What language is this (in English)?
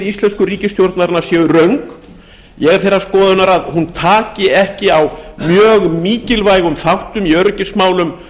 Icelandic